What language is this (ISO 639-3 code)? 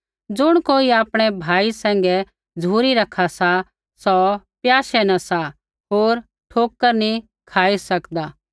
kfx